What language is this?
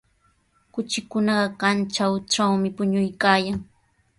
Sihuas Ancash Quechua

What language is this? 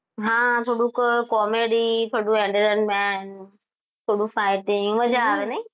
Gujarati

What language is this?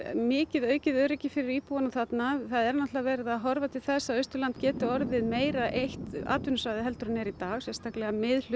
Icelandic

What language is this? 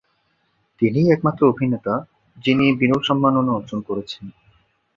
Bangla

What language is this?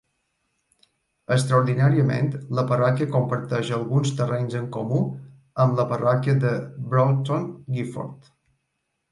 Catalan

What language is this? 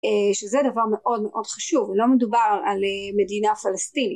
Hebrew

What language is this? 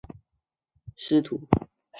Chinese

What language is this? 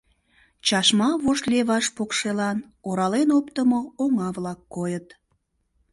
Mari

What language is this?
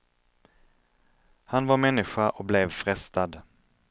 Swedish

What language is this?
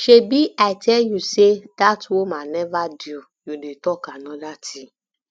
Nigerian Pidgin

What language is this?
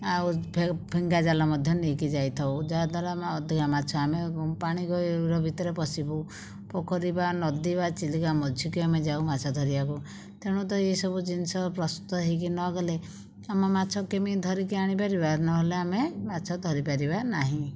Odia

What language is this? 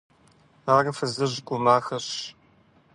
Kabardian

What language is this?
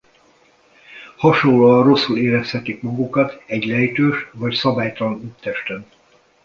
Hungarian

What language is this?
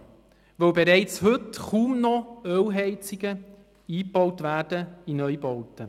Swiss German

